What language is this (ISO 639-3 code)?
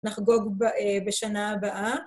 heb